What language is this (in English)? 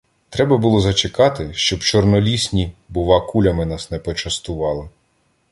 Ukrainian